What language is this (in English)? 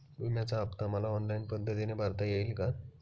Marathi